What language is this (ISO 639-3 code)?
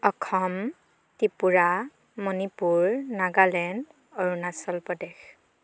asm